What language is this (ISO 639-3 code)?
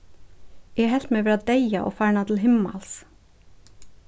fao